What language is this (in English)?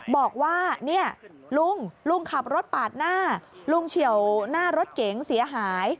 Thai